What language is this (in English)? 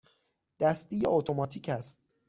Persian